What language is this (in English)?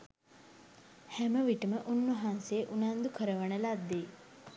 Sinhala